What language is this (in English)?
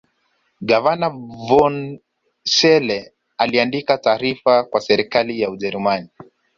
Swahili